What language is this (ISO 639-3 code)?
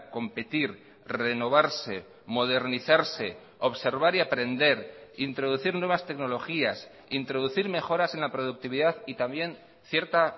spa